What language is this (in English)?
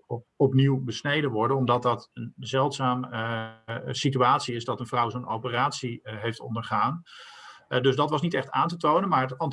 Dutch